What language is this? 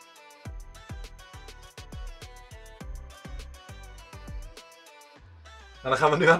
Dutch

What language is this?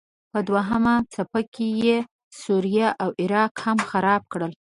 Pashto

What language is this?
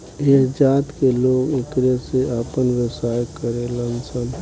Bhojpuri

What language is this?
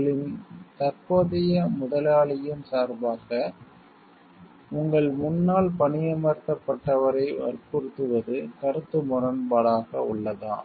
Tamil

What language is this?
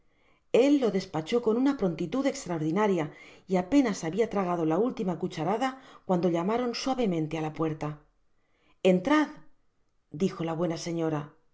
Spanish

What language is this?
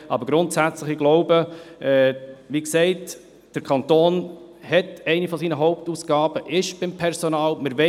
Swiss German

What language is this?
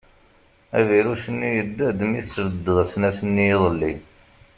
Kabyle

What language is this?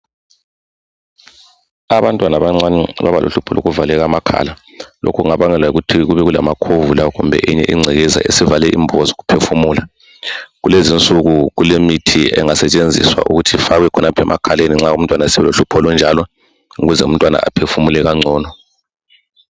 North Ndebele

